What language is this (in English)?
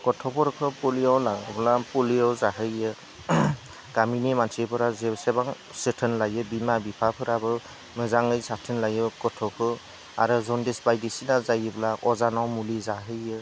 Bodo